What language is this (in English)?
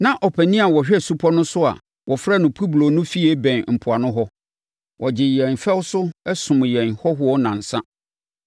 Akan